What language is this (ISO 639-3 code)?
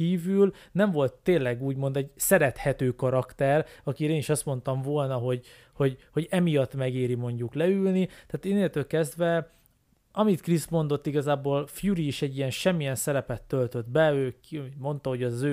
hun